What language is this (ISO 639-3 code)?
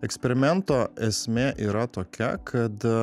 lit